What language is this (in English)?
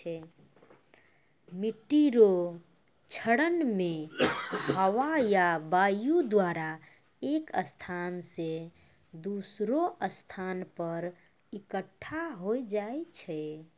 Maithili